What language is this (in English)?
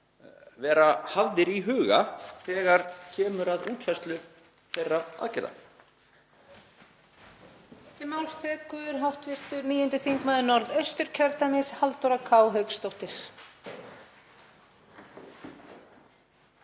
Icelandic